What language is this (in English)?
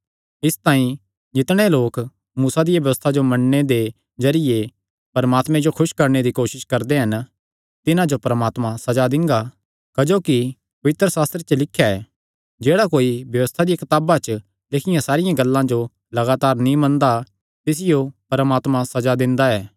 Kangri